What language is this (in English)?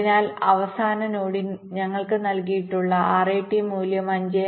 Malayalam